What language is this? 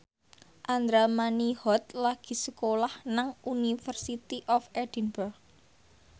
Javanese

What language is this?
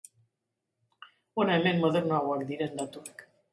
Basque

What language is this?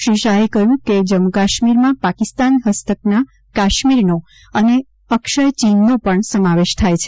Gujarati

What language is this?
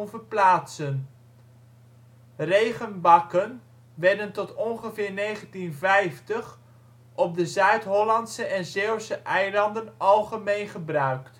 Dutch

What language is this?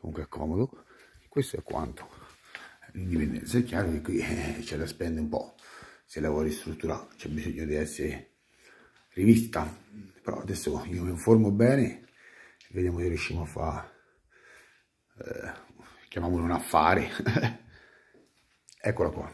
Italian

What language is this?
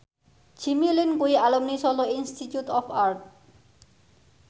Javanese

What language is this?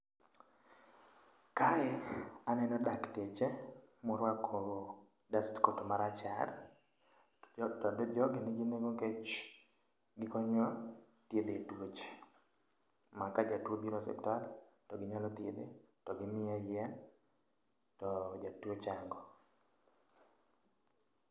Luo (Kenya and Tanzania)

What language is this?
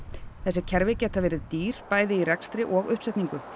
Icelandic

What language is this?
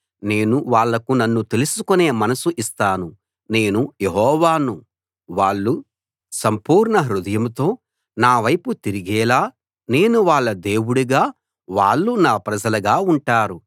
Telugu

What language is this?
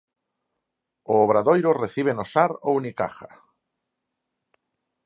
Galician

